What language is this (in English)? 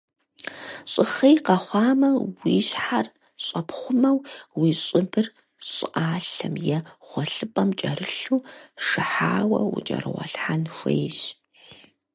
Kabardian